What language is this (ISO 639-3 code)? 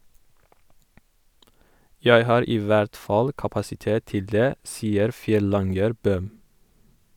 nor